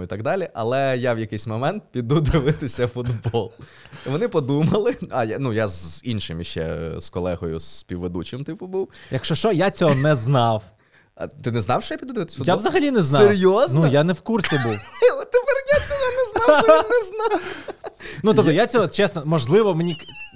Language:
Ukrainian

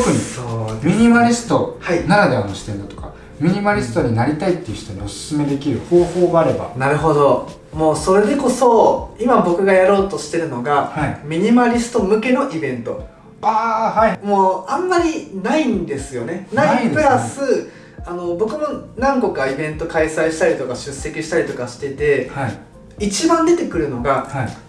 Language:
Japanese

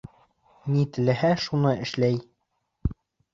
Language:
Bashkir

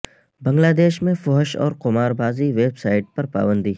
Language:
Urdu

